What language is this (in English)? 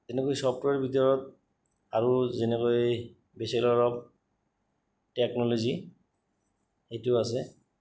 Assamese